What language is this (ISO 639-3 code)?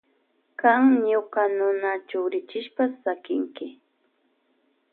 qvj